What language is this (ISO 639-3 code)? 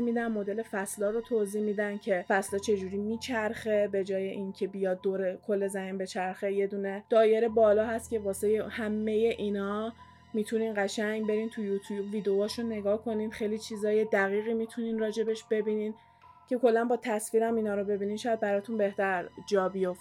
fas